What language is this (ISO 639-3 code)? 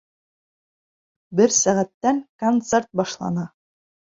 bak